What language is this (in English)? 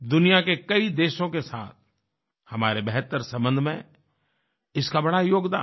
Hindi